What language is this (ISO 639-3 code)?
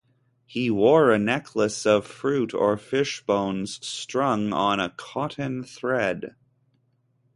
eng